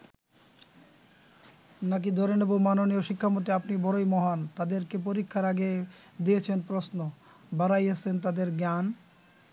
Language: Bangla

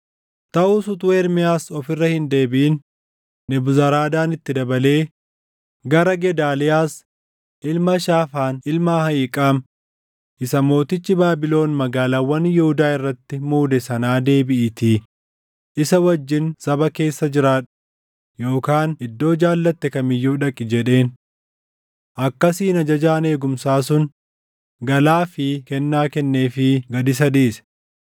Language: Oromo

